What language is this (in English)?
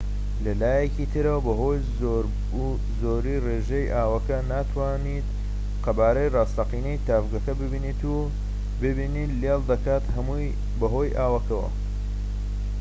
Central Kurdish